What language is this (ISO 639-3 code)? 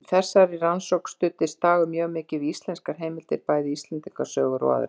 isl